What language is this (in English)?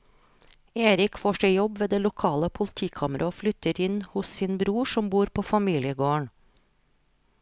Norwegian